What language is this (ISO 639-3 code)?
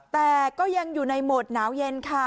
tha